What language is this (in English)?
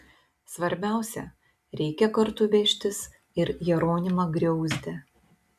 Lithuanian